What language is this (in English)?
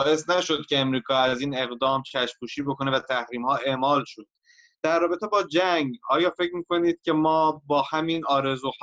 Persian